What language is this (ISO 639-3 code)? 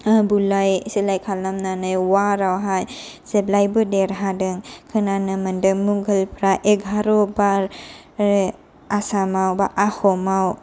brx